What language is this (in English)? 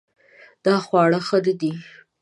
Pashto